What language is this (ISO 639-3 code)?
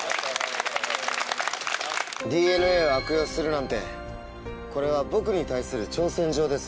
jpn